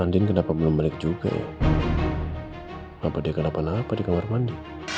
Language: Indonesian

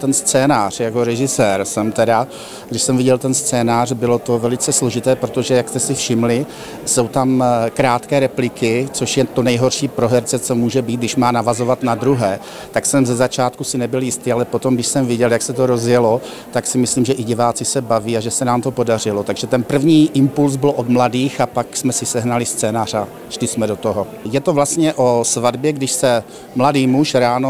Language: Czech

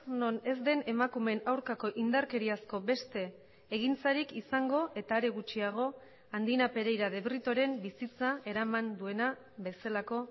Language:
Basque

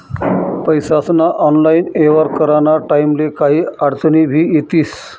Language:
Marathi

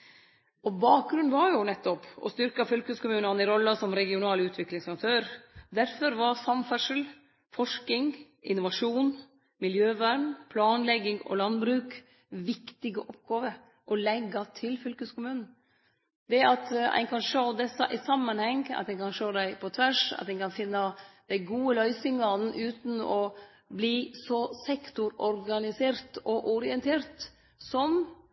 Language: Norwegian Nynorsk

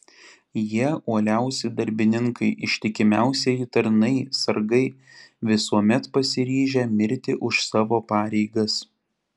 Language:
Lithuanian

